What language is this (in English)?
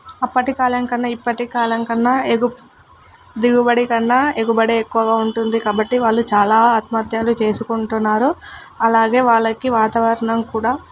Telugu